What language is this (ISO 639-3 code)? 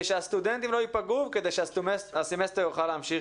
heb